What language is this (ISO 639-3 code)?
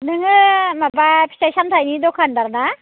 brx